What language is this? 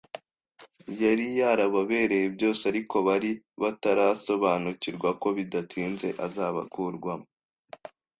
Kinyarwanda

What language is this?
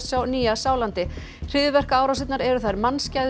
Icelandic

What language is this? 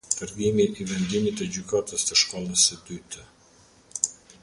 Albanian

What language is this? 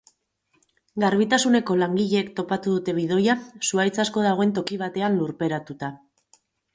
Basque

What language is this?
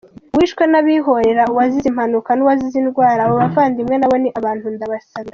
Kinyarwanda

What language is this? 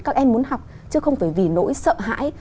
Vietnamese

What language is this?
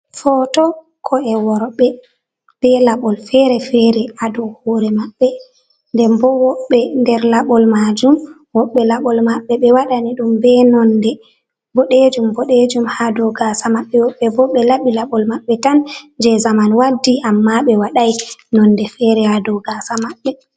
Fula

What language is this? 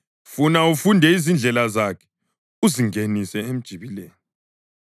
North Ndebele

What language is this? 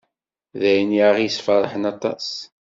Kabyle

